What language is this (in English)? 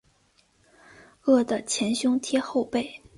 Chinese